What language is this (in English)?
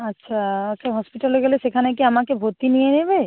Bangla